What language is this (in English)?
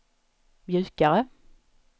Swedish